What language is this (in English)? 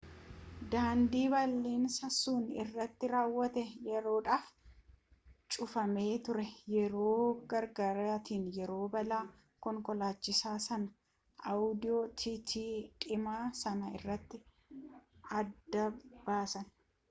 Oromo